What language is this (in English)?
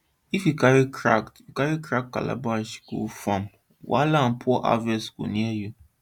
Nigerian Pidgin